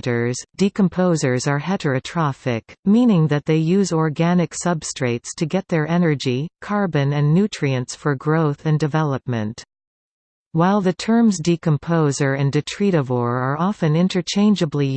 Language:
English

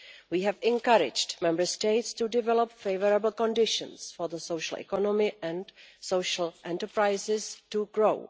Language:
English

